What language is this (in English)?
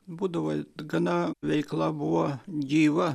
Lithuanian